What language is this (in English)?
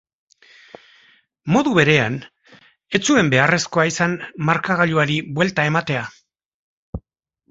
Basque